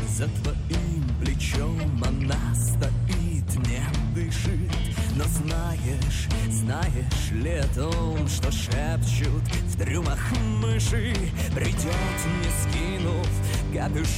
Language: Russian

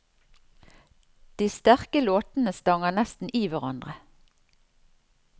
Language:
Norwegian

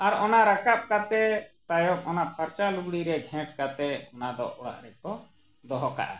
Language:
Santali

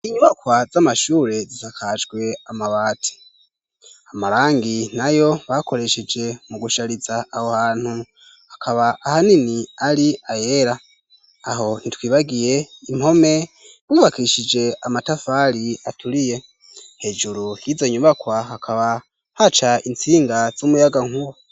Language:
Rundi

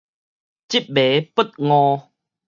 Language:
Min Nan Chinese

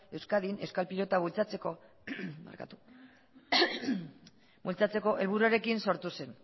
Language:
Basque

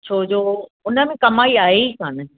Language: Sindhi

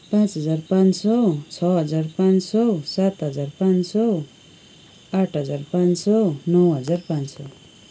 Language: Nepali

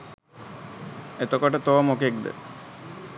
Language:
Sinhala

